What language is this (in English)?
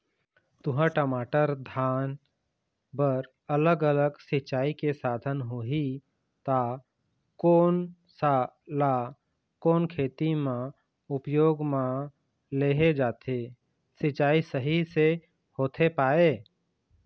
Chhattisgarhi